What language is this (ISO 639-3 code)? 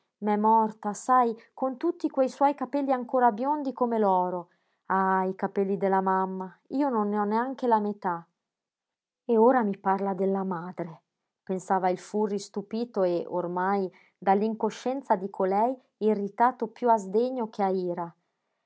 ita